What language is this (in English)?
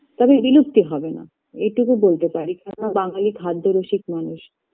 Bangla